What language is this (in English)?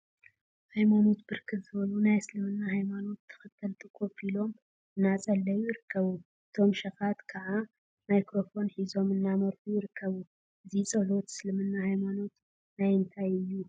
Tigrinya